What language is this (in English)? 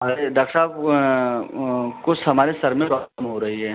Hindi